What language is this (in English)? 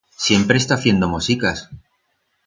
Aragonese